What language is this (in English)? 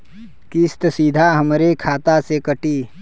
Bhojpuri